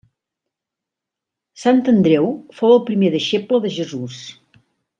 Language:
Catalan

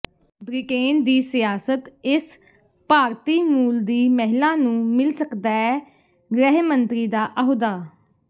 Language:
Punjabi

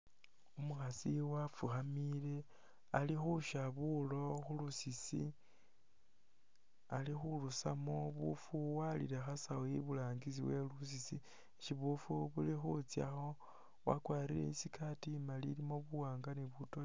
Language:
Masaaba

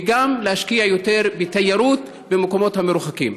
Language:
Hebrew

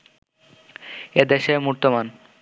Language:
Bangla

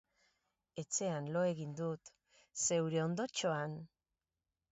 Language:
Basque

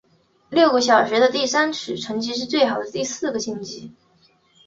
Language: Chinese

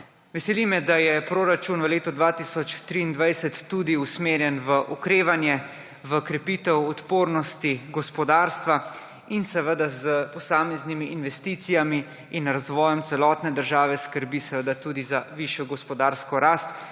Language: Slovenian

